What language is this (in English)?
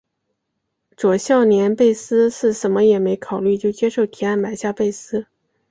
Chinese